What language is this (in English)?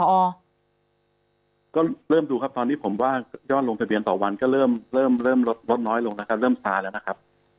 Thai